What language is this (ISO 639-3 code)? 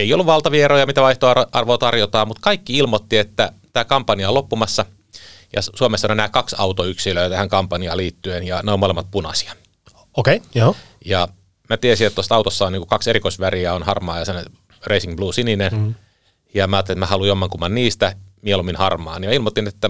fin